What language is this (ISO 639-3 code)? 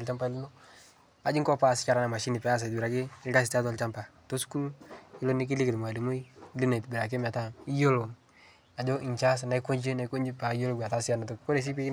mas